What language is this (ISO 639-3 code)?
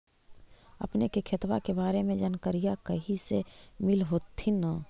mag